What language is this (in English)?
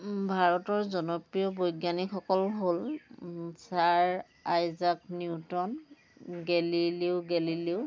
Assamese